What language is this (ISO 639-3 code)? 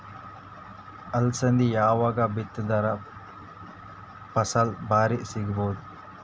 kan